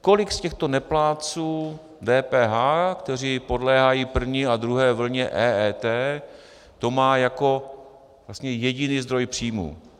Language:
Czech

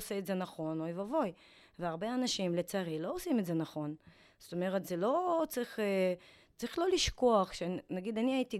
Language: Hebrew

